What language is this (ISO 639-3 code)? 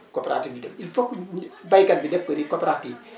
wol